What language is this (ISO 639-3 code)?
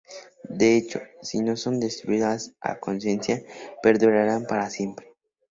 spa